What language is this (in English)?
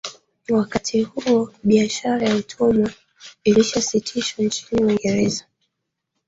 Swahili